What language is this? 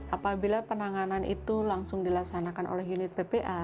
Indonesian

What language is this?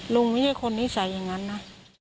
Thai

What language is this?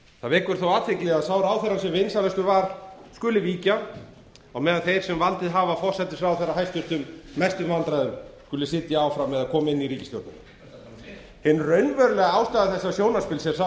Icelandic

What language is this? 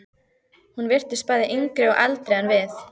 Icelandic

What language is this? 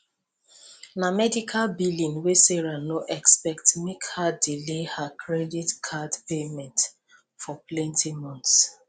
Nigerian Pidgin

